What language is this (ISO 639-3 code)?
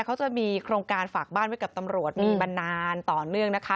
tha